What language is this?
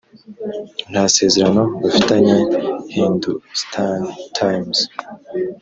Kinyarwanda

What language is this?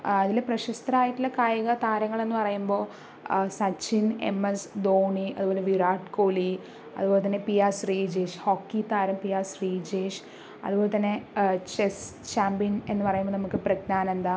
Malayalam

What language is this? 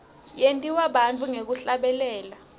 Swati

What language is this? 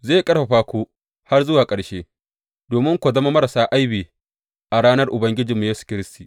Hausa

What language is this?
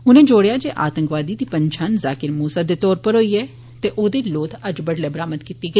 Dogri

